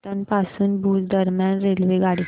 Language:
Marathi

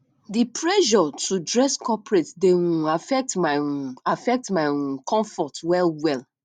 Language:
Nigerian Pidgin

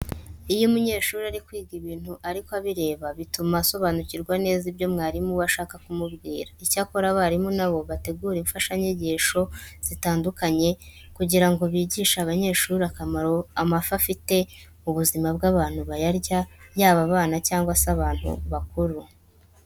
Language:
Kinyarwanda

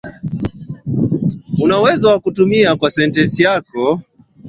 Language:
Swahili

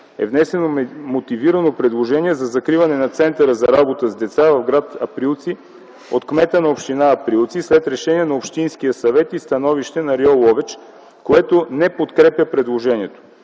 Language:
Bulgarian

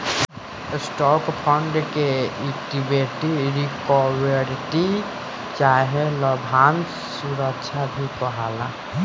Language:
Bhojpuri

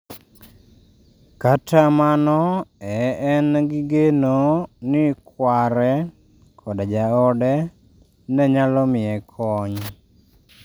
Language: Luo (Kenya and Tanzania)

